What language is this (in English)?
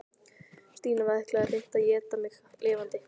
Icelandic